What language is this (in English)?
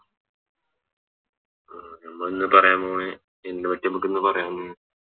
Malayalam